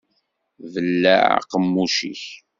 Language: Kabyle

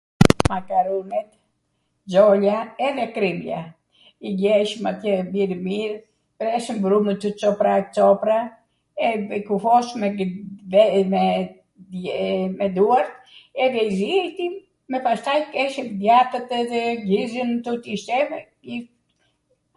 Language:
Arvanitika Albanian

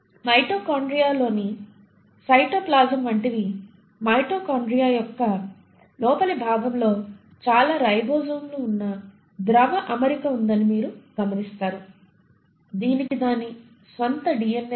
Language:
Telugu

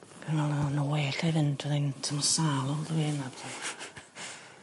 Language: Welsh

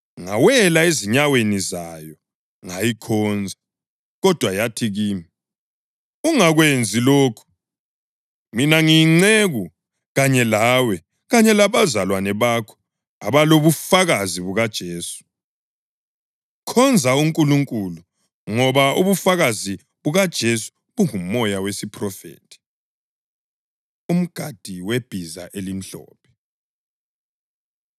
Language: North Ndebele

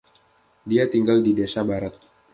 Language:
Indonesian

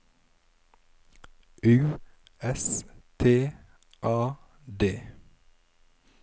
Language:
Norwegian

